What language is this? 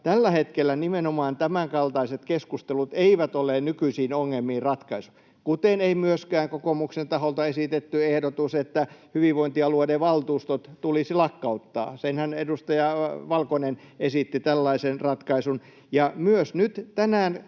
Finnish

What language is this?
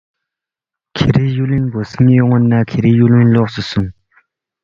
Balti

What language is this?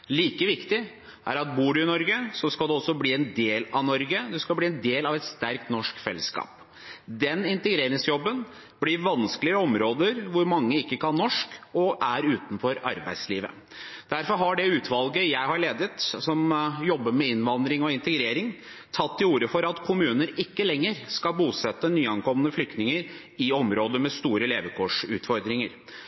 Norwegian Bokmål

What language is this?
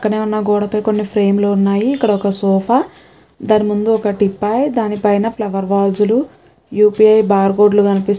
Telugu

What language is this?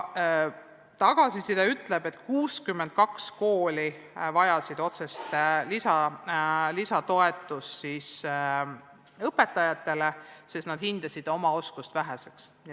Estonian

